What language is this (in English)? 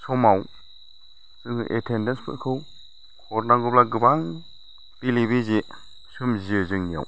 Bodo